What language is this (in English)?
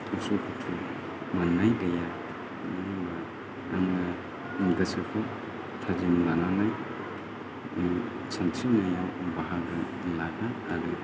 Bodo